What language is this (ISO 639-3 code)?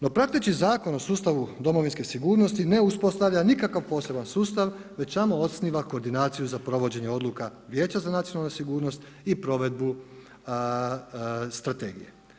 hrv